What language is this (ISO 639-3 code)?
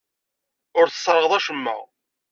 kab